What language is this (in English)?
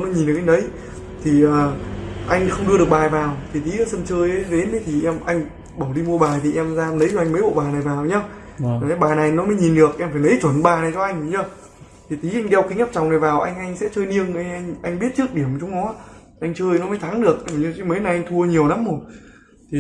Vietnamese